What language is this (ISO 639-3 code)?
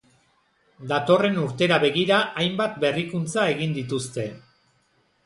eus